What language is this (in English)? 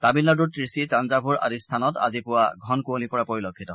Assamese